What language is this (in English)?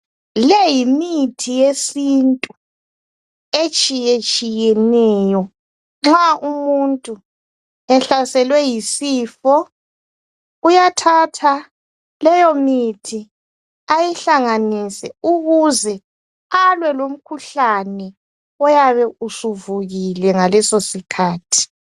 North Ndebele